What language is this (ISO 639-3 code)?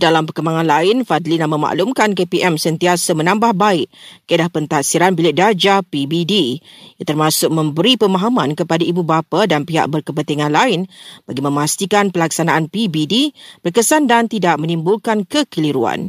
msa